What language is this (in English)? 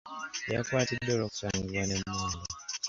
Ganda